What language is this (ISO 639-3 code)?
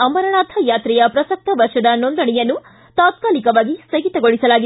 kan